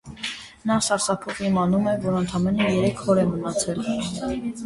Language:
Armenian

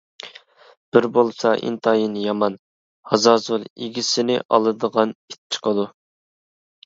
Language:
Uyghur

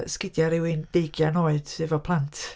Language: Welsh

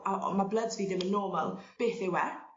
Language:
Welsh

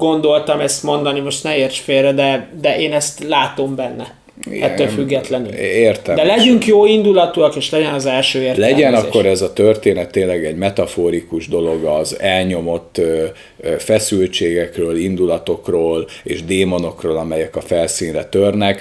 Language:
Hungarian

